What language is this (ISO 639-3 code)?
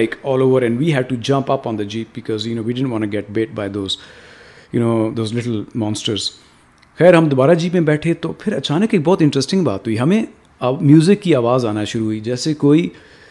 urd